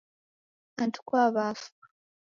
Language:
Taita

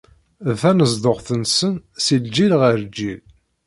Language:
Kabyle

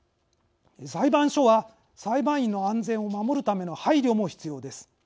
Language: Japanese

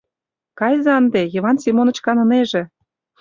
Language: Mari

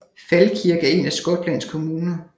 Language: Danish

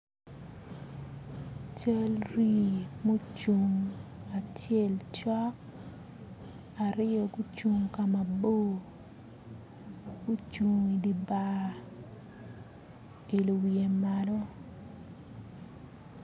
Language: Acoli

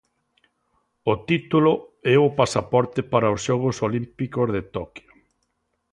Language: Galician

